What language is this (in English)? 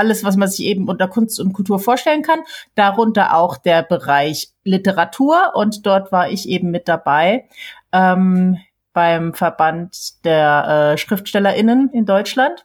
German